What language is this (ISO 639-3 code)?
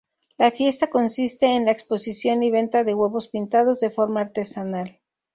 spa